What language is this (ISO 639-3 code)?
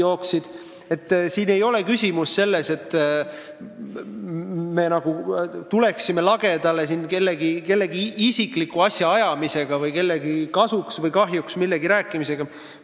est